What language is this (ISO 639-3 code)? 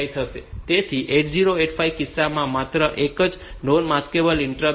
guj